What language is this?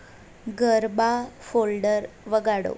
Gujarati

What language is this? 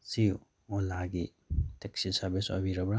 Manipuri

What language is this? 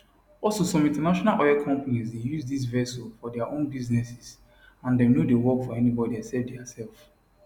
Nigerian Pidgin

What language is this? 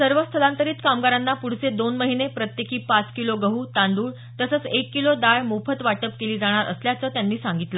Marathi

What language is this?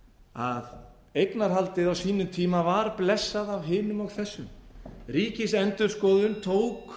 Icelandic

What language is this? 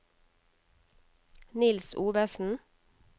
Norwegian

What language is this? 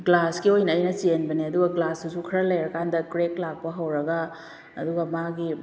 Manipuri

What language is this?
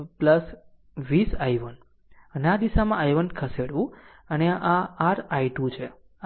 Gujarati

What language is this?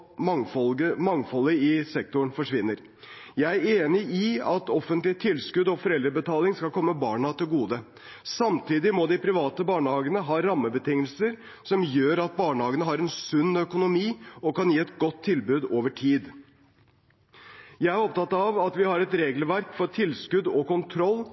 Norwegian Bokmål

